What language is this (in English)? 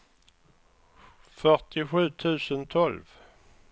Swedish